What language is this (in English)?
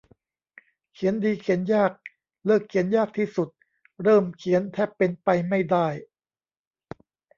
Thai